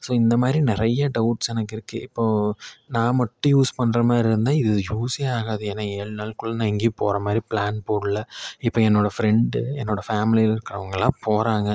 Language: Tamil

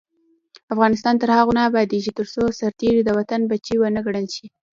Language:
Pashto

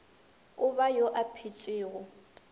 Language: Northern Sotho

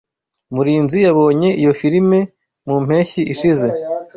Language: Kinyarwanda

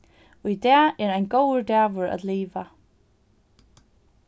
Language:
Faroese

